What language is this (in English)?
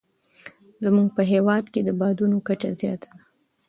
Pashto